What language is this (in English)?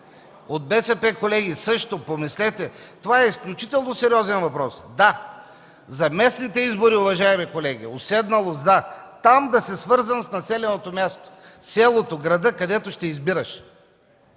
Bulgarian